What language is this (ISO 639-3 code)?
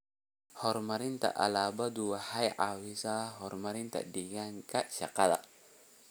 som